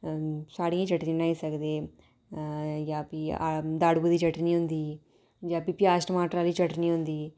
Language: Dogri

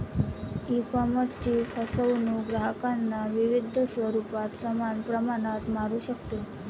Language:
Marathi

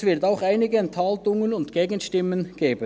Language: Swiss German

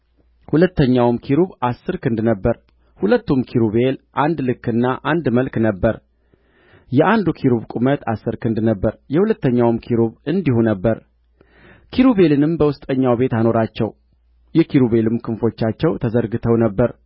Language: Amharic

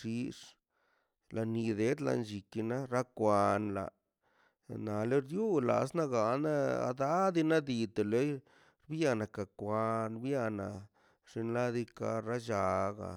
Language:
Mazaltepec Zapotec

